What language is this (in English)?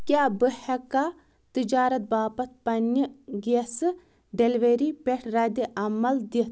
Kashmiri